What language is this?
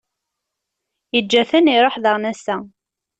Kabyle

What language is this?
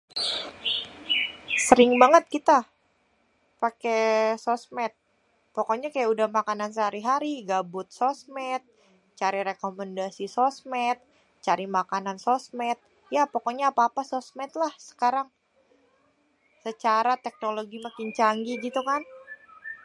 Betawi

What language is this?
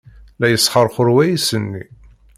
Kabyle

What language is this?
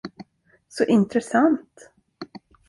Swedish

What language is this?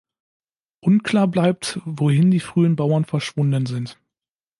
German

